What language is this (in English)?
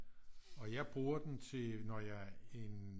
Danish